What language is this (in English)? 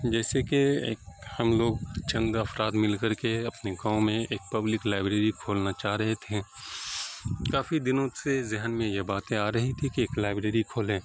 Urdu